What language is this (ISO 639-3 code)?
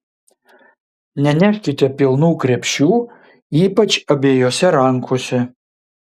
lit